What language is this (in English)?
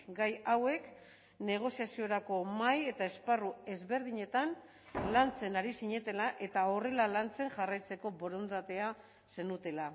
Basque